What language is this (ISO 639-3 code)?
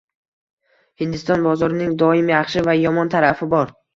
uzb